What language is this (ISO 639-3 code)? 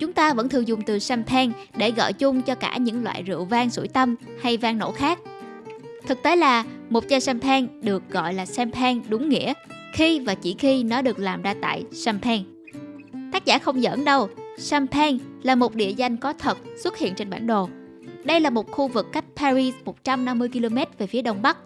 vie